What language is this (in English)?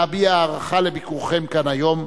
Hebrew